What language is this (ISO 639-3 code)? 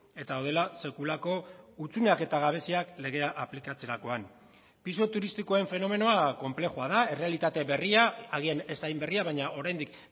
eus